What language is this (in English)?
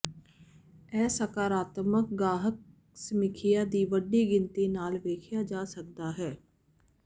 Punjabi